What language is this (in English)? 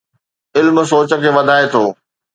Sindhi